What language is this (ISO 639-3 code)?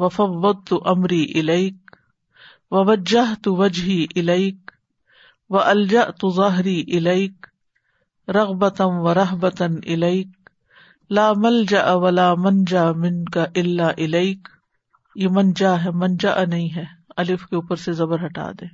urd